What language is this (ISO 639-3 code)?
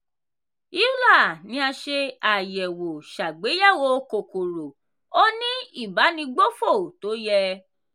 yor